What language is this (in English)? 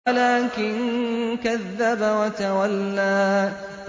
Arabic